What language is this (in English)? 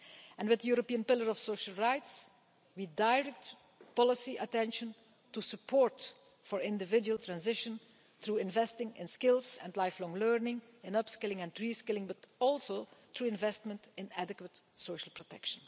English